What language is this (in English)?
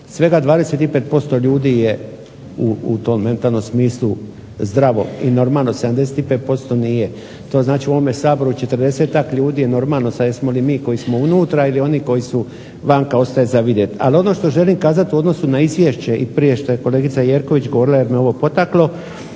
Croatian